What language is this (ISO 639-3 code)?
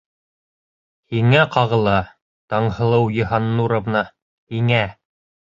bak